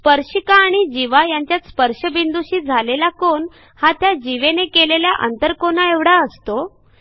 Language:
Marathi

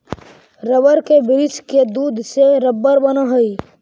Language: Magahi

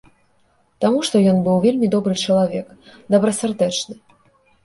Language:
Belarusian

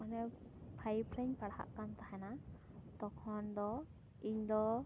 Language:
Santali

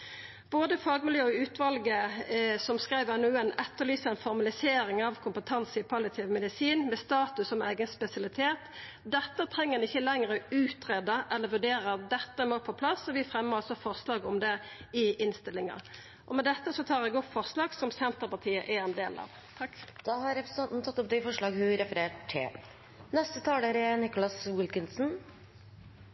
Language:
Norwegian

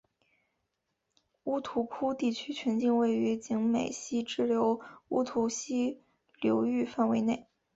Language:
Chinese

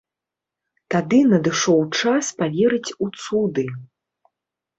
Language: Belarusian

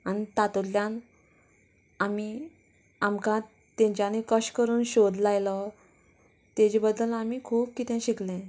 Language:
Konkani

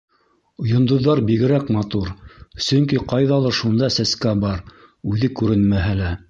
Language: Bashkir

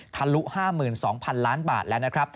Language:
Thai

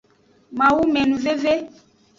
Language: Aja (Benin)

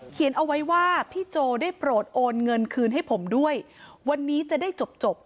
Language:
Thai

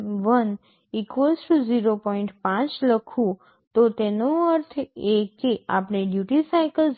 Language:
Gujarati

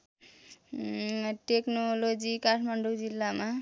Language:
Nepali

